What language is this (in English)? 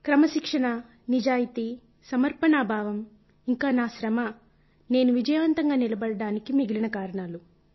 Telugu